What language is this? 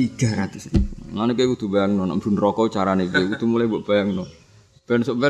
Indonesian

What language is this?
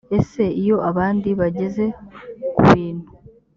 Kinyarwanda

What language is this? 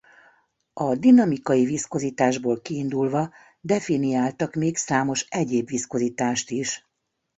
Hungarian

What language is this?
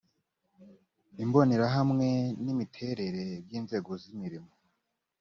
Kinyarwanda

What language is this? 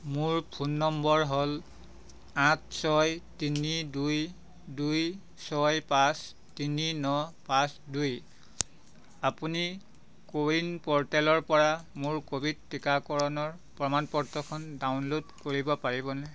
Assamese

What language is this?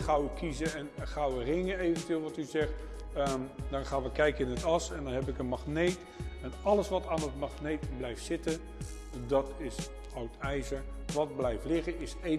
Dutch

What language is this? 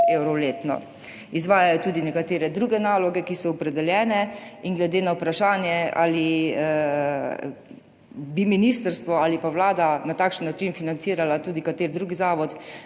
Slovenian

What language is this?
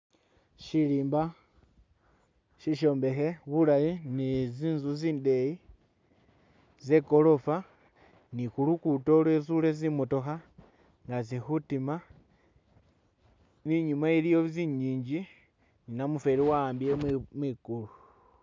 Masaaba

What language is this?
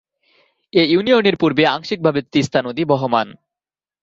Bangla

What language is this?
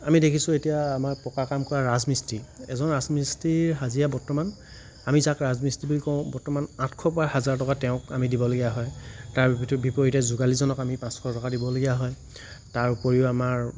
Assamese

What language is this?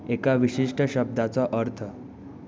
Konkani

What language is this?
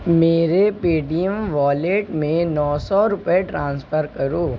Urdu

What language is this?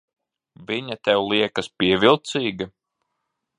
Latvian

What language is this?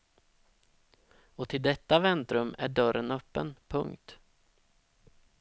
Swedish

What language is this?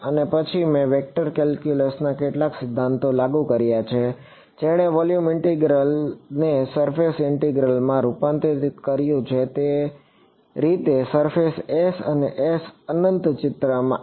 Gujarati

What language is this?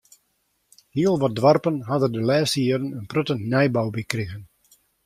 Western Frisian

